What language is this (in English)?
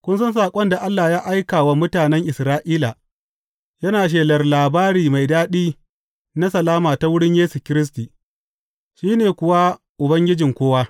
Hausa